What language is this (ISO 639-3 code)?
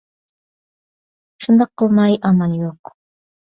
uig